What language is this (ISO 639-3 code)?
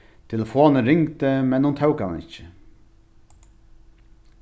fao